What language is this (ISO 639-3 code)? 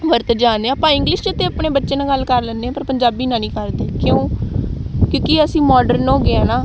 pan